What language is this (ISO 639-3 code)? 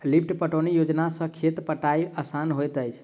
mai